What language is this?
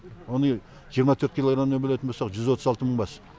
Kazakh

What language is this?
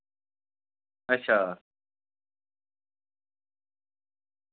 Dogri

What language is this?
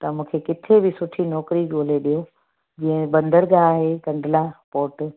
Sindhi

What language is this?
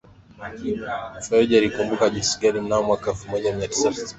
Swahili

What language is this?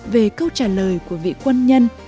Vietnamese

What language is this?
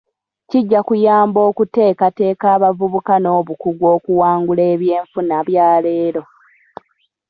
Ganda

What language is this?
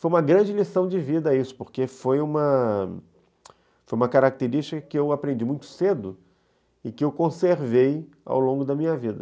Portuguese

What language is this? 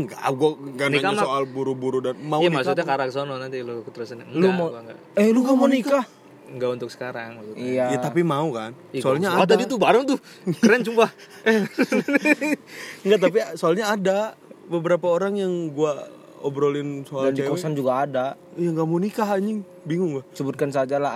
Indonesian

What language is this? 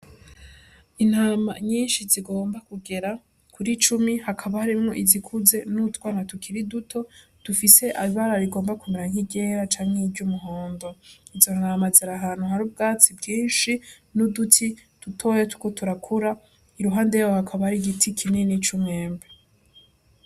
Rundi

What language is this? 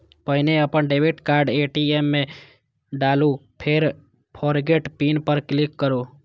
Maithili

